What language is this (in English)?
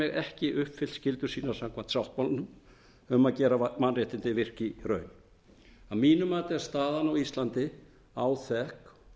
Icelandic